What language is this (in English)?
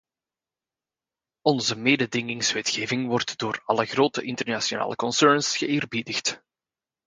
Dutch